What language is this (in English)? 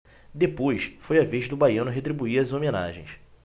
Portuguese